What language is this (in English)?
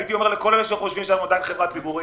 Hebrew